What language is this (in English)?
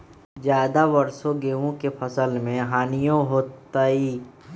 Magahi